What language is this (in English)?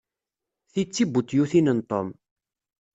Kabyle